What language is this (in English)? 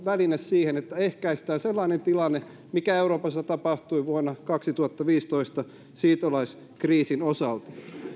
Finnish